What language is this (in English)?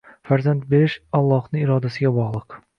Uzbek